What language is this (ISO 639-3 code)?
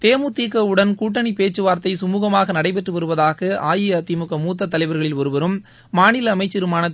tam